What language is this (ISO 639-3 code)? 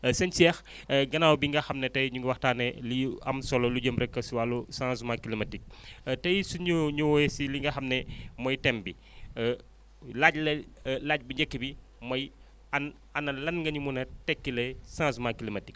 wol